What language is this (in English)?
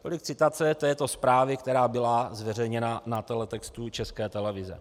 Czech